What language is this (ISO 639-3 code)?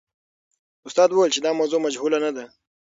pus